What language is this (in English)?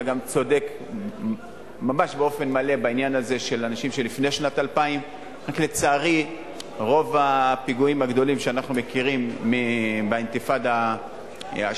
Hebrew